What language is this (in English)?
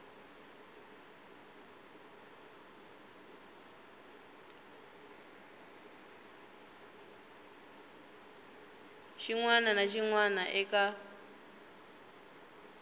Tsonga